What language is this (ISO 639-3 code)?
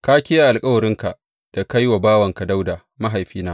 hau